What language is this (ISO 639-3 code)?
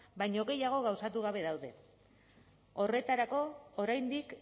eus